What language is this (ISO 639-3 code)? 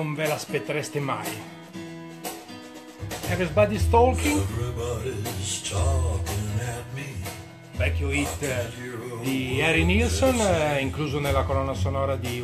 ita